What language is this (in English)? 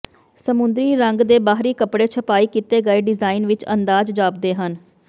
Punjabi